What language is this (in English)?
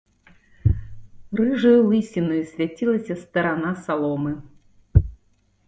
Belarusian